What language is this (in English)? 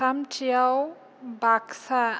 Bodo